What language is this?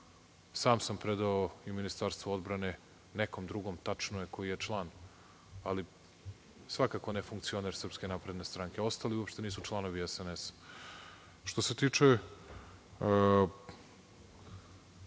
Serbian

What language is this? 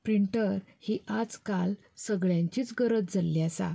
Konkani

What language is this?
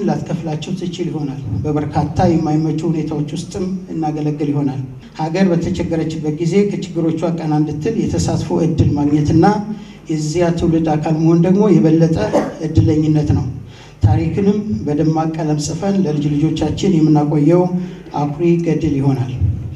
Arabic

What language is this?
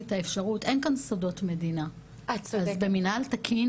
Hebrew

